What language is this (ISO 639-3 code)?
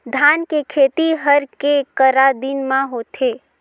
hne